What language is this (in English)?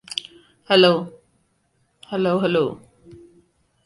English